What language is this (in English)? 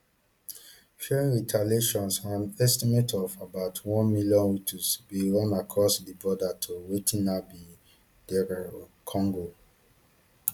Nigerian Pidgin